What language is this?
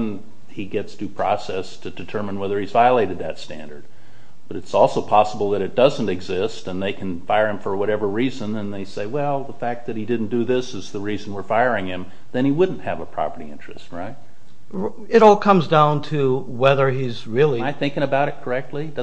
English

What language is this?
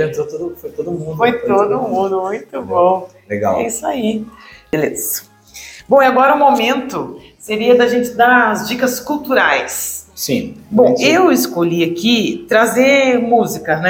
Portuguese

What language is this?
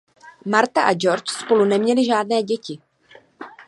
Czech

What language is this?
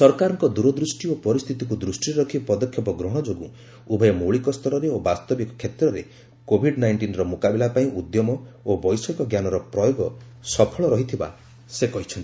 Odia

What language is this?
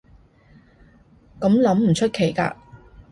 Cantonese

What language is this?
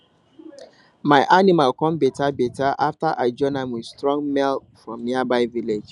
Nigerian Pidgin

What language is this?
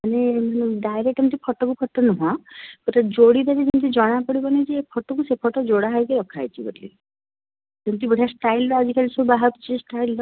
Odia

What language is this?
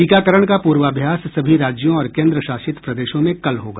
Hindi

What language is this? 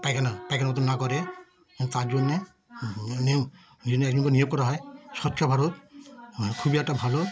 Bangla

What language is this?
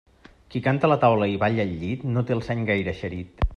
Catalan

